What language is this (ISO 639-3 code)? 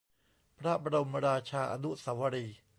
tha